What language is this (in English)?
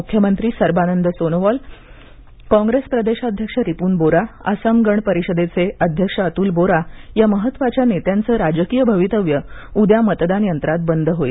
Marathi